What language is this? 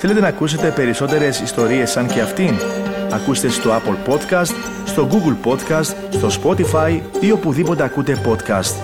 Greek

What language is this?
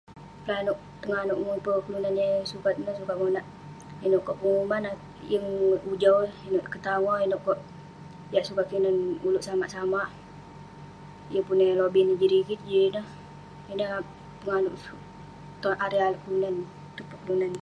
Western Penan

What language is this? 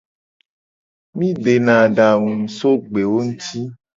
Gen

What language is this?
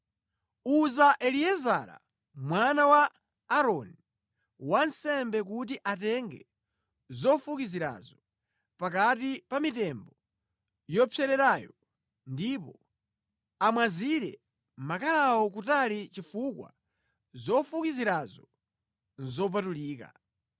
Nyanja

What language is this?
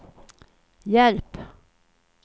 Swedish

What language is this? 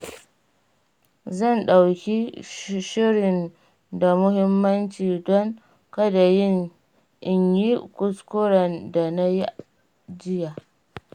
Hausa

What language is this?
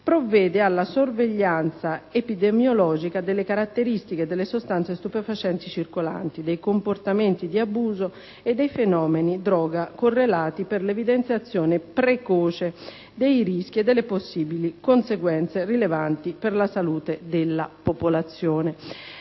Italian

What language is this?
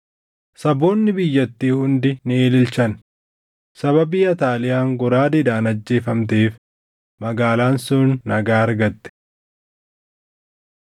Oromo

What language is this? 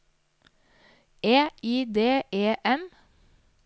Norwegian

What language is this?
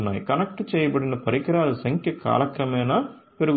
Telugu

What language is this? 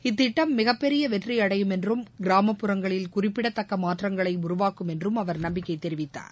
Tamil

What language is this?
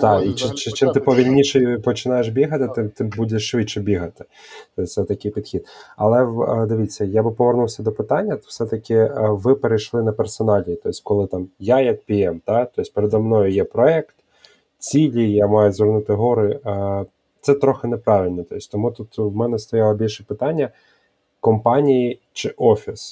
Ukrainian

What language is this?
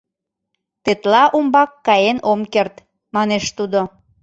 Mari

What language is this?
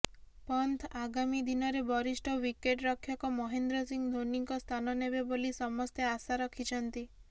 Odia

